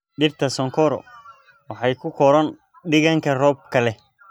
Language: Somali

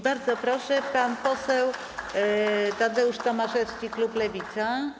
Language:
Polish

